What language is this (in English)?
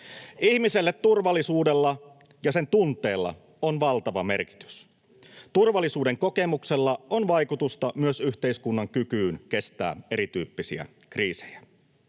Finnish